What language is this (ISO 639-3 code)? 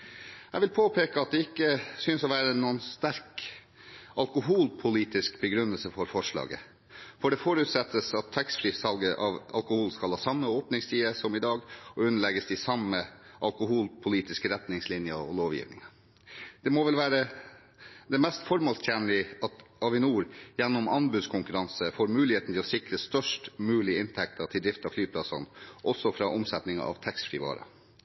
nob